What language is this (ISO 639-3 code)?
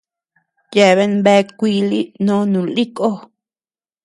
cux